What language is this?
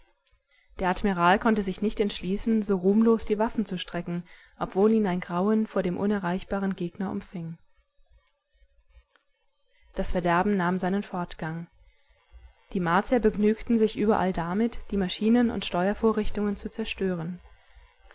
German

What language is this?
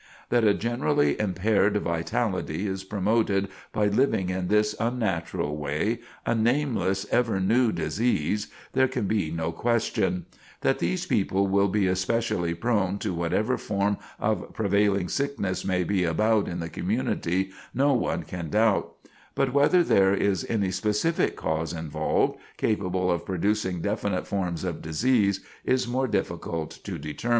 English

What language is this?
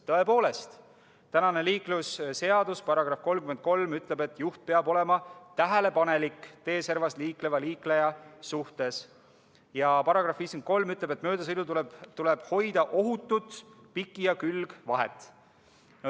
Estonian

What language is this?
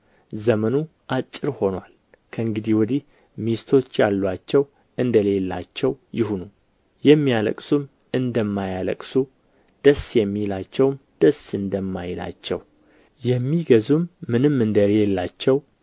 Amharic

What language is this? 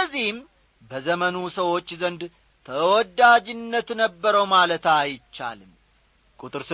Amharic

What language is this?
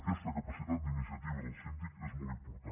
Catalan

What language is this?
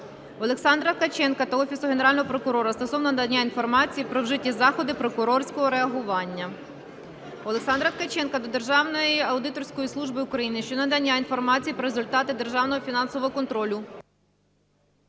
Ukrainian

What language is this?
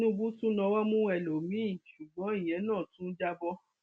Yoruba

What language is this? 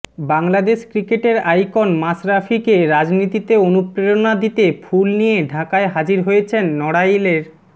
Bangla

